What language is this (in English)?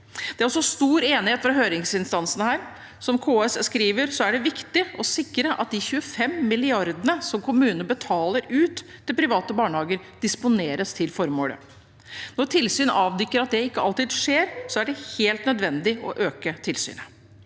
Norwegian